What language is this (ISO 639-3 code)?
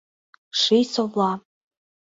chm